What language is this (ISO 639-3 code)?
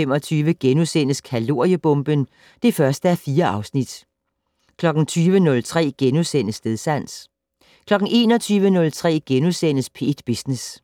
dan